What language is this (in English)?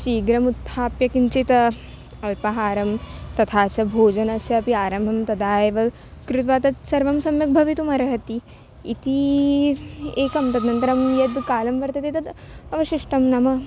Sanskrit